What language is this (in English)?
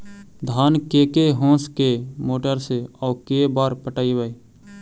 Magahi